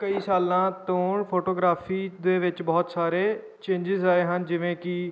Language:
Punjabi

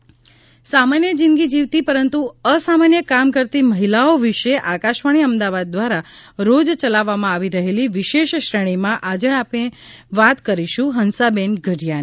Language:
Gujarati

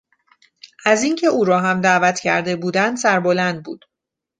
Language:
Persian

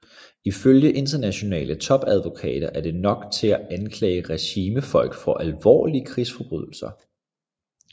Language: Danish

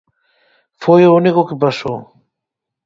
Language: Galician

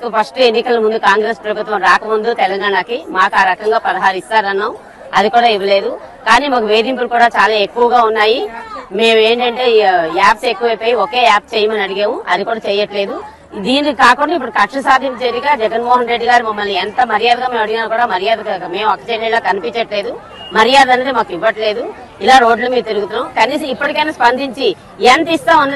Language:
Thai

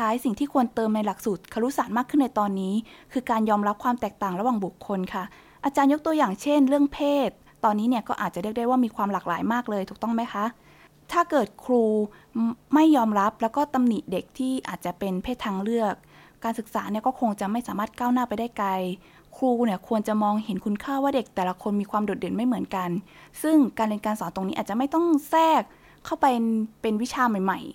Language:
Thai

